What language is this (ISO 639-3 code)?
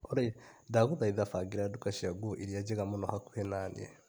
kik